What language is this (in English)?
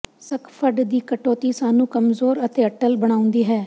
Punjabi